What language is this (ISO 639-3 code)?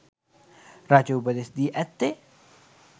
sin